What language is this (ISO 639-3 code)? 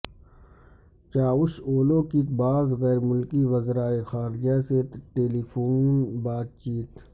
urd